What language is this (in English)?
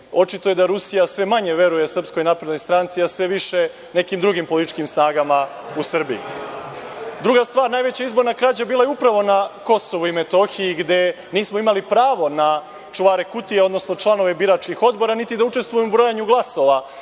Serbian